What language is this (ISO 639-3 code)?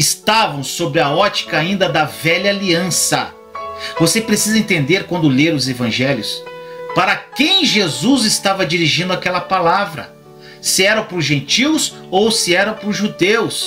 por